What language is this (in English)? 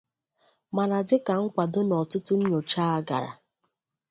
Igbo